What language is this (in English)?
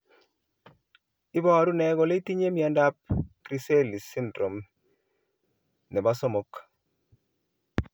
Kalenjin